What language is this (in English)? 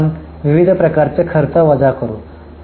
Marathi